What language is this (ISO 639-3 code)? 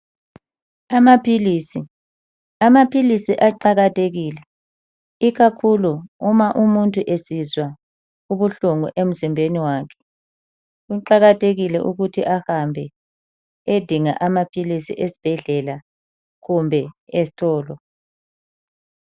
nde